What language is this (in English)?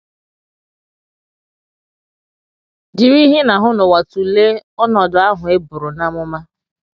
Igbo